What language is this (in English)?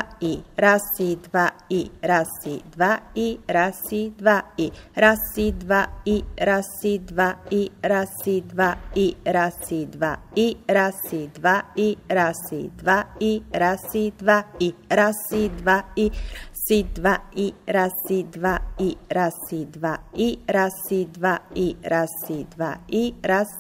Bulgarian